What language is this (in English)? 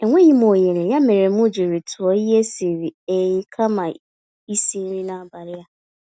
Igbo